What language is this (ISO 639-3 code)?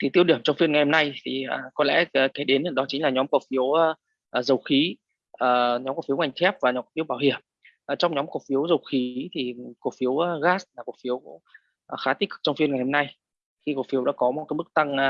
vie